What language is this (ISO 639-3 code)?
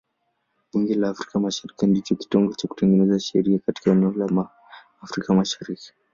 swa